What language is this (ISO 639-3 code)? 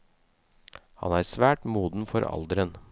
nor